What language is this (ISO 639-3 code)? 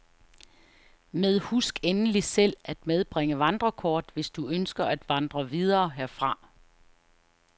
dan